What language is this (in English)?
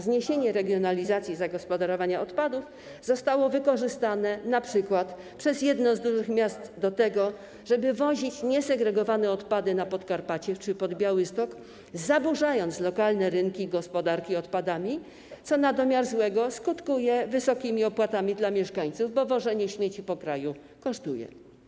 Polish